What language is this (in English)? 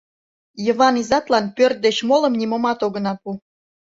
Mari